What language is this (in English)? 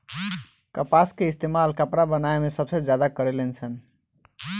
Bhojpuri